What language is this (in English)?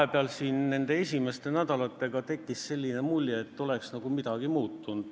Estonian